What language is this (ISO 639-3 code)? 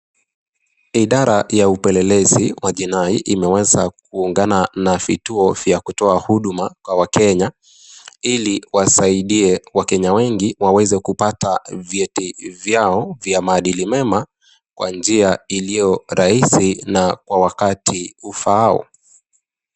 swa